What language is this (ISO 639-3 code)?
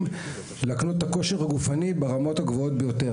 heb